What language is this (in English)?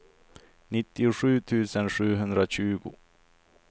Swedish